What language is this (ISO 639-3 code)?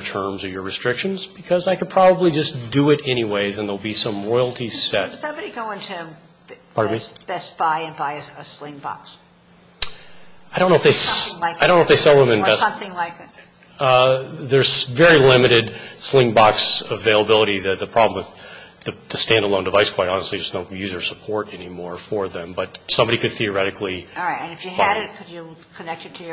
eng